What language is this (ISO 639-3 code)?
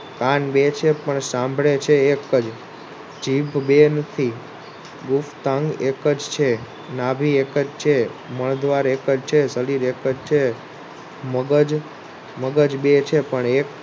guj